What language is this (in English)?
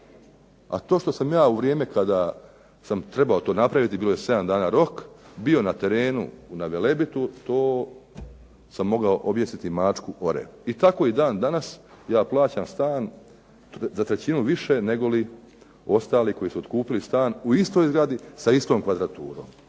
Croatian